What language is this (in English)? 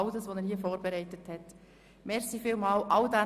Swiss German